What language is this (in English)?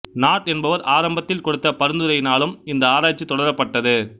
Tamil